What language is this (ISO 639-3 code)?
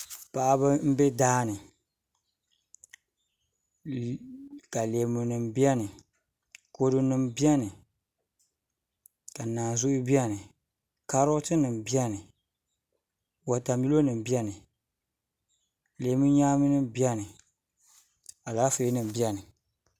dag